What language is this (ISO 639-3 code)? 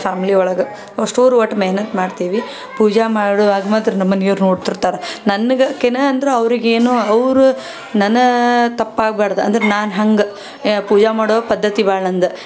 kan